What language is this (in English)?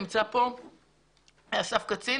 Hebrew